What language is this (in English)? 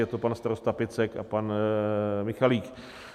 Czech